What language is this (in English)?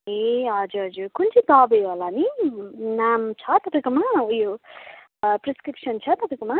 Nepali